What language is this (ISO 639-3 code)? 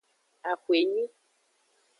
ajg